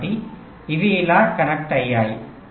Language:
Telugu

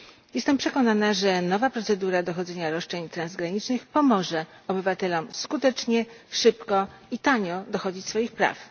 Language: Polish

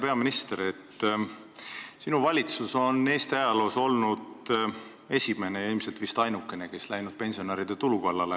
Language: Estonian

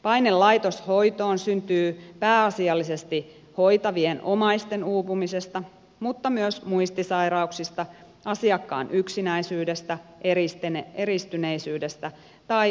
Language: Finnish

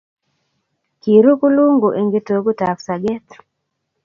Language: Kalenjin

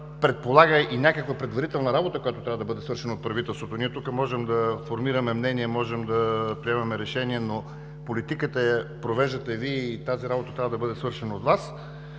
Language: Bulgarian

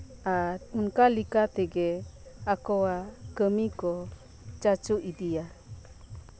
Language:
Santali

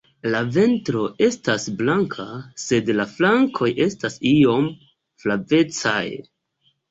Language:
Esperanto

